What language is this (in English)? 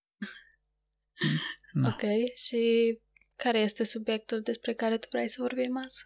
Romanian